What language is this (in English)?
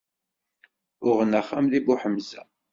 Kabyle